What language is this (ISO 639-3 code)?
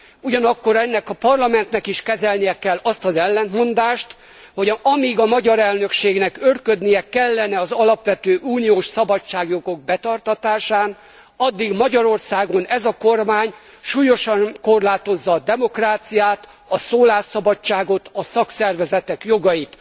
hun